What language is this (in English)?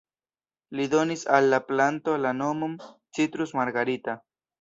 Esperanto